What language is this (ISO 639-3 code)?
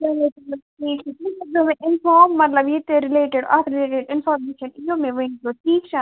kas